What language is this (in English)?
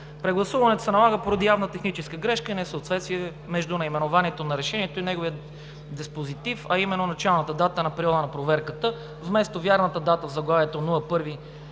Bulgarian